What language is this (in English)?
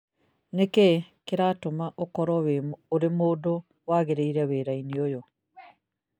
Kikuyu